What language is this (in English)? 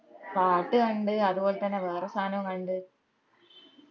Malayalam